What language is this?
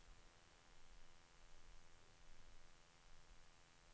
Swedish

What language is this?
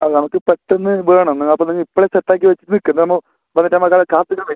Malayalam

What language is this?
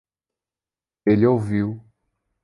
Portuguese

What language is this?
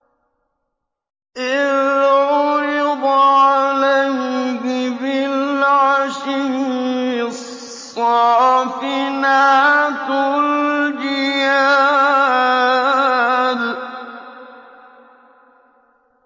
Arabic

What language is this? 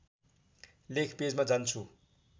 Nepali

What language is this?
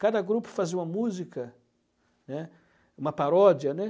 Portuguese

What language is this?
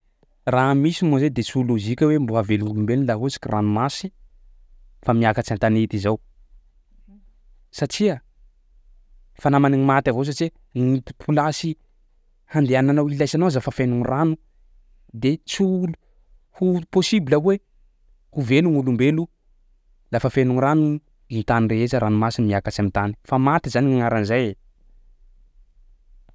Sakalava Malagasy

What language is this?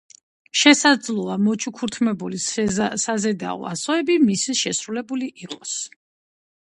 Georgian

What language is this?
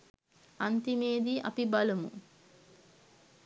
Sinhala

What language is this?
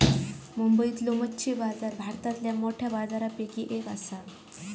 Marathi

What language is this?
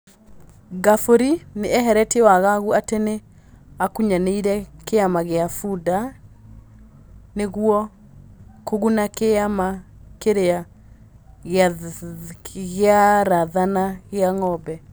Kikuyu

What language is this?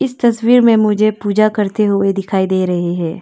Hindi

